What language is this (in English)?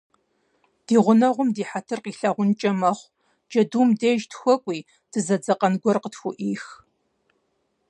Kabardian